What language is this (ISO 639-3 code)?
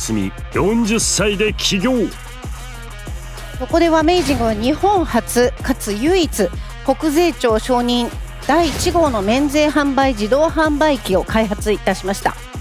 jpn